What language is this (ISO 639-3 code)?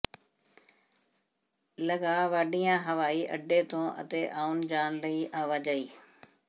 pan